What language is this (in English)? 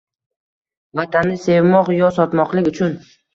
Uzbek